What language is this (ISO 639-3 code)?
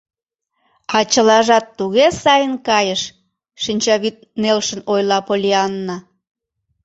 chm